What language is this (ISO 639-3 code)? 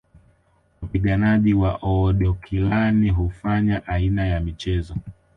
swa